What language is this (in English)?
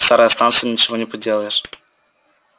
Russian